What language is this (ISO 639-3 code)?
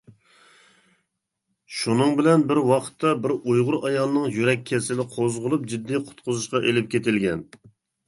uig